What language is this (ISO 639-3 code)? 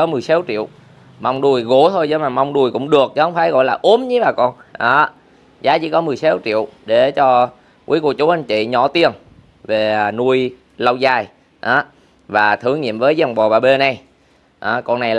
vie